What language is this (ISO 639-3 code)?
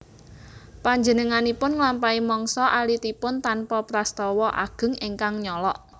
jav